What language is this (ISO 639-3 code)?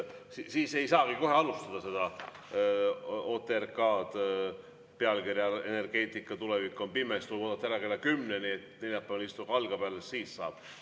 est